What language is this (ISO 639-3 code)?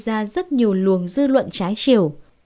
vie